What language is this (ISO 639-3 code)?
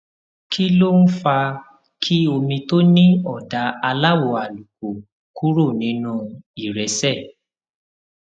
yor